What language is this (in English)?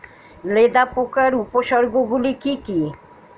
Bangla